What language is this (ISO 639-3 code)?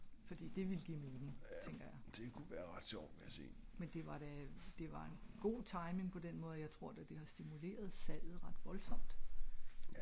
dan